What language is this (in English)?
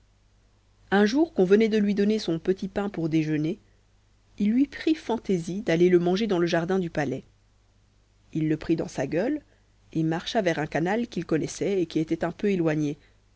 French